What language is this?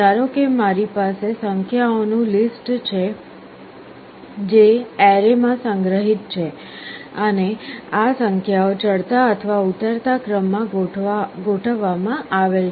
Gujarati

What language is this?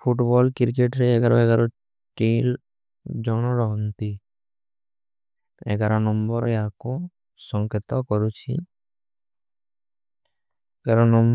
Kui (India)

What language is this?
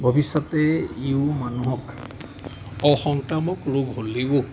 Assamese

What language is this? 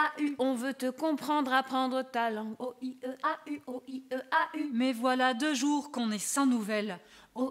French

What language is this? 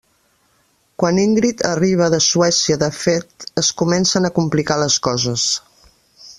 Catalan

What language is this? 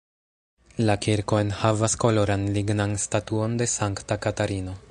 Esperanto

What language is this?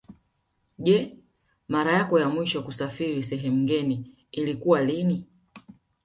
Swahili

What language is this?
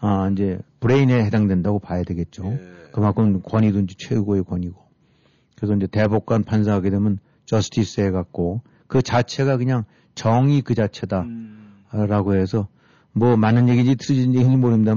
Korean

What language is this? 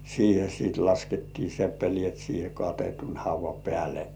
Finnish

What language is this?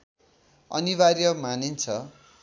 Nepali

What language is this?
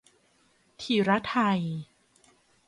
Thai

